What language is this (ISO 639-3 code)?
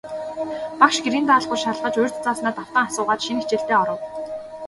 mon